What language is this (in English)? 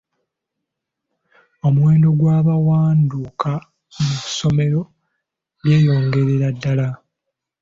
Ganda